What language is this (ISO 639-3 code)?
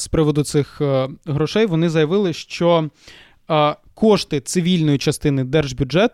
ukr